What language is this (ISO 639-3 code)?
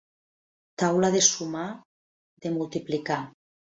cat